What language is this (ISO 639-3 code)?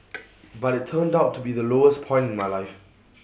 eng